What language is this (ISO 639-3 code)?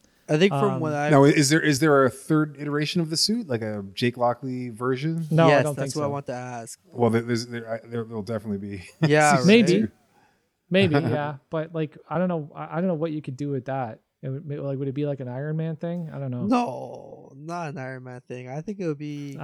eng